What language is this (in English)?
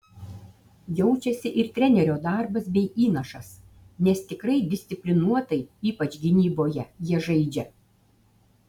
Lithuanian